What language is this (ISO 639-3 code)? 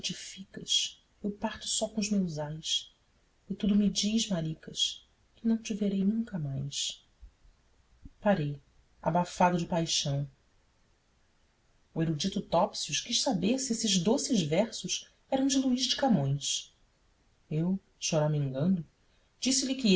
por